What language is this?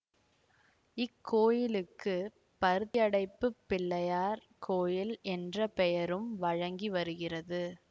Tamil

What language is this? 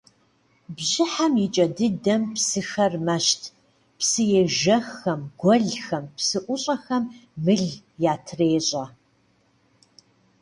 Kabardian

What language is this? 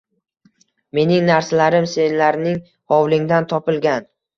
Uzbek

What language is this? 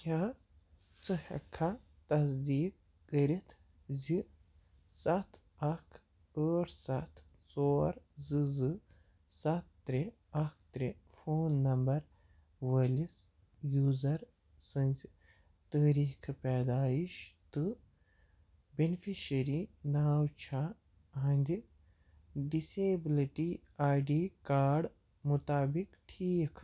Kashmiri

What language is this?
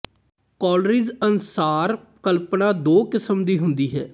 Punjabi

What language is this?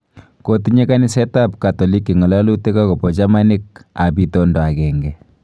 Kalenjin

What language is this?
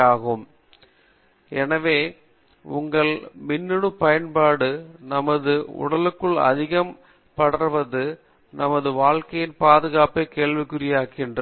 Tamil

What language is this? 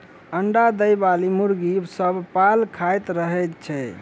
Maithili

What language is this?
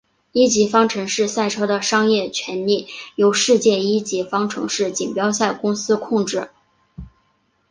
Chinese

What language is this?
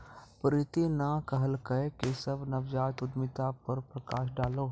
Maithili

